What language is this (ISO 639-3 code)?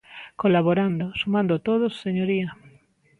glg